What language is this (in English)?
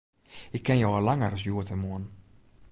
Western Frisian